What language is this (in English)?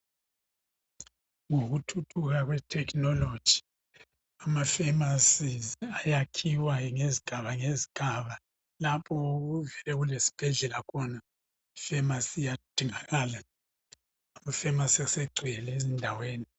North Ndebele